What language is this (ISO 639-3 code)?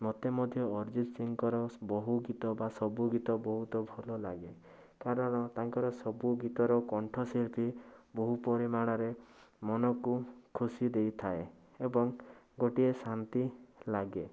ori